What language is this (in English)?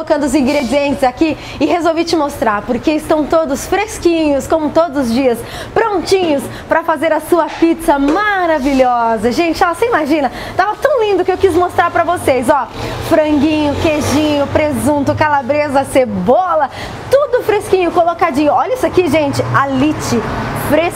Portuguese